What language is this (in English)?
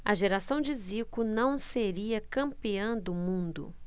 Portuguese